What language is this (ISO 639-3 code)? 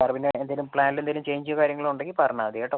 mal